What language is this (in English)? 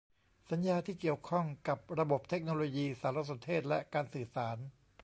Thai